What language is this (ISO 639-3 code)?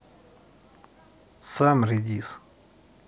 rus